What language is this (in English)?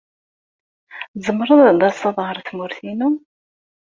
Kabyle